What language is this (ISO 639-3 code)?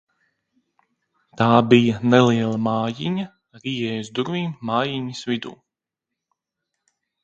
lav